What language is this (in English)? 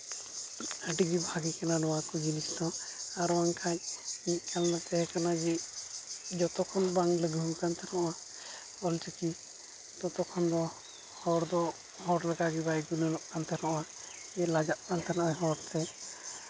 Santali